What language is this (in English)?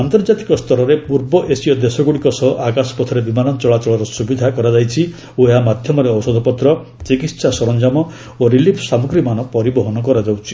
Odia